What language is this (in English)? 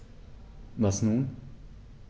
German